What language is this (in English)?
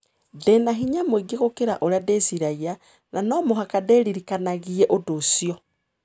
Kikuyu